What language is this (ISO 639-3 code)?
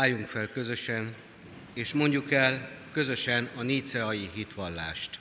hun